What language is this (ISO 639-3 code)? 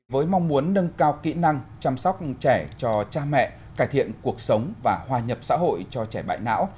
vie